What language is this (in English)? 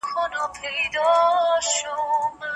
Pashto